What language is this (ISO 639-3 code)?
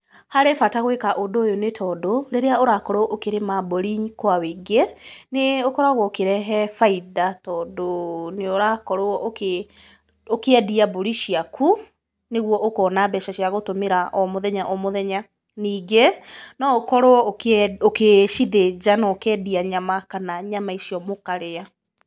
kik